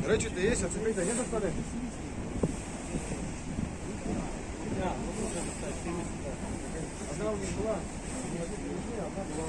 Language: Russian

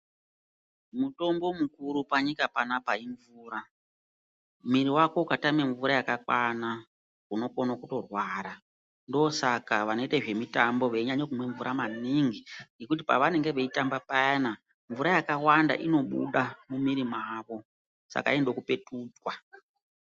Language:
Ndau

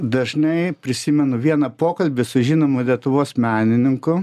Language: Lithuanian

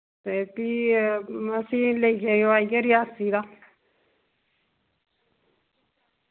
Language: Dogri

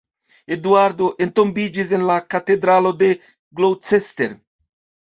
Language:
Esperanto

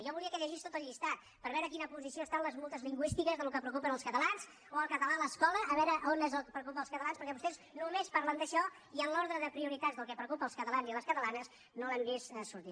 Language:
Catalan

